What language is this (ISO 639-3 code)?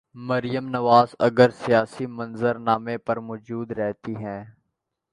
urd